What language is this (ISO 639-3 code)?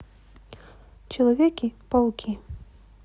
rus